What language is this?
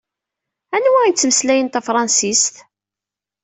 Kabyle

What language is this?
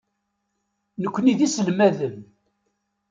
Kabyle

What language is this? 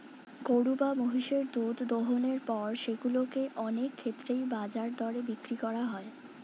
Bangla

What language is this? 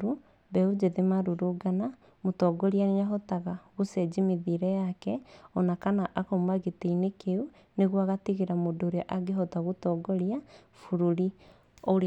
Kikuyu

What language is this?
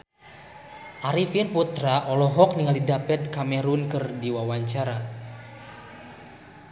Sundanese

